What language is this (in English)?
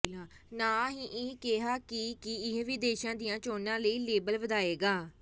Punjabi